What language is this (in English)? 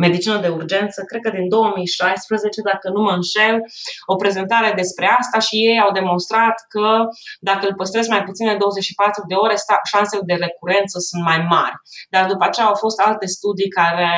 Romanian